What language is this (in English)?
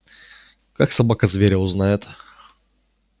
Russian